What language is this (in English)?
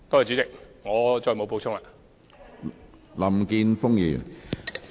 Cantonese